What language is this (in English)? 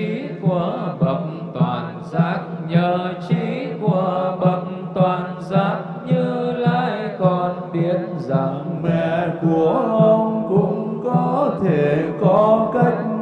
Vietnamese